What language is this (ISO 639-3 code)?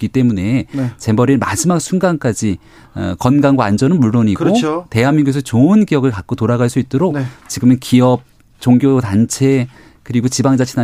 kor